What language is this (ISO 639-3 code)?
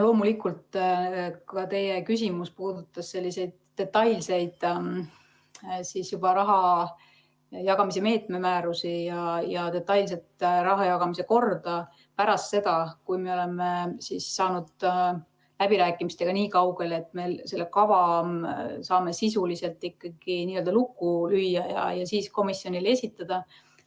est